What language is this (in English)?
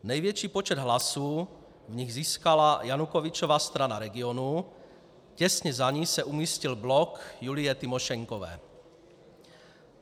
Czech